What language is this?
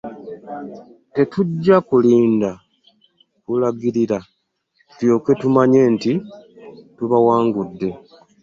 Ganda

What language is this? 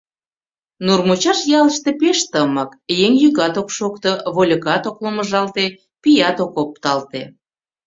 Mari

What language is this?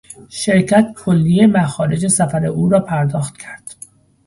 Persian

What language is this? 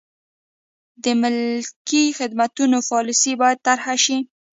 Pashto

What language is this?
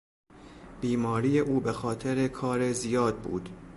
Persian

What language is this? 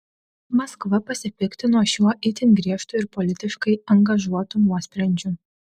Lithuanian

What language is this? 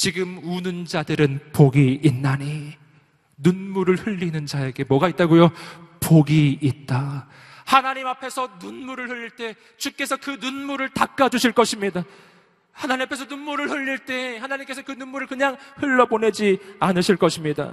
Korean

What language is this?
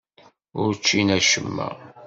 Kabyle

